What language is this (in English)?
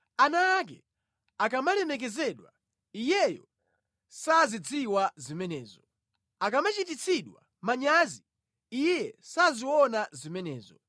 Nyanja